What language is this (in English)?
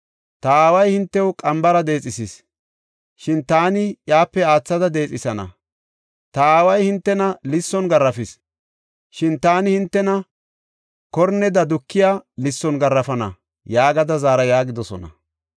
Gofa